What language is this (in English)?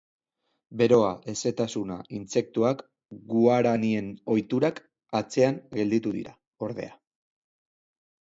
Basque